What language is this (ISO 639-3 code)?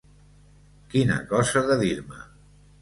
cat